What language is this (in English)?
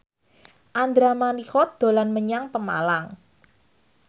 Javanese